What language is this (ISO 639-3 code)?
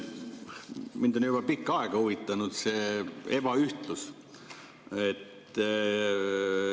est